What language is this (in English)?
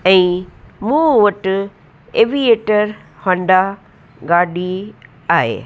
Sindhi